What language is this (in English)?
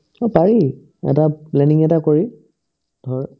Assamese